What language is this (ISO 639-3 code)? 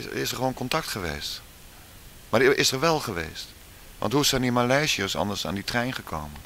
nld